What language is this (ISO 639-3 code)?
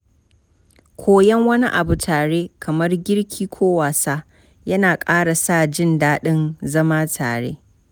hau